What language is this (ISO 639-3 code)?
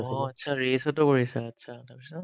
asm